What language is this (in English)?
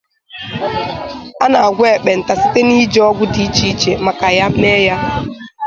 Igbo